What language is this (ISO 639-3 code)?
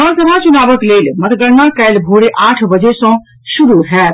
mai